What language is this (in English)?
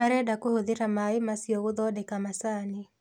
Kikuyu